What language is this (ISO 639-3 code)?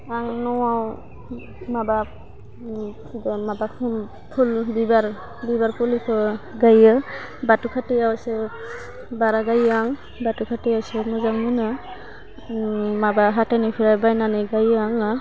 brx